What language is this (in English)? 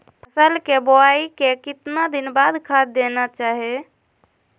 Magahi